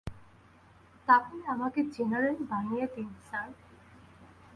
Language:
Bangla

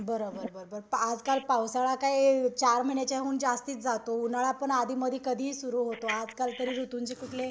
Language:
Marathi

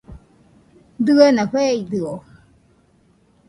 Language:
Nüpode Huitoto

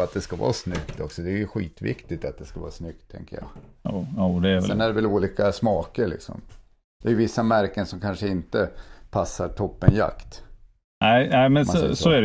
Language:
Swedish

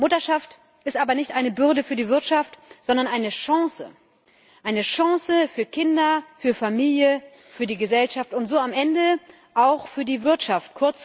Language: German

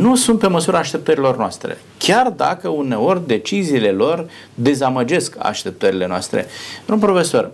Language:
Romanian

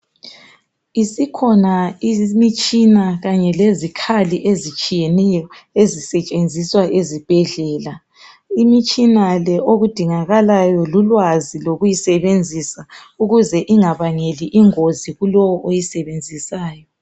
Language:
North Ndebele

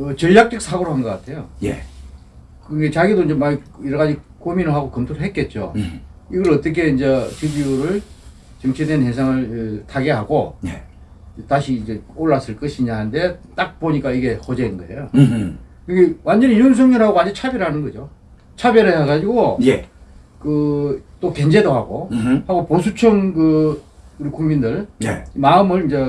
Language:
Korean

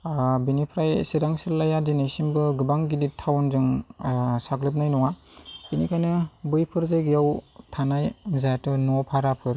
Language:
Bodo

